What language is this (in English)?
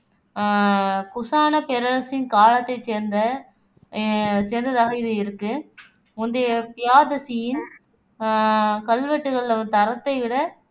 Tamil